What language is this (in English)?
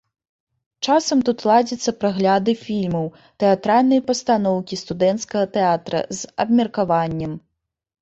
Belarusian